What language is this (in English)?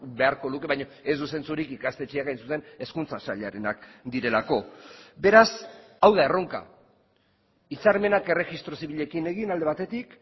Basque